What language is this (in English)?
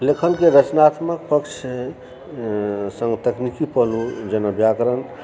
Maithili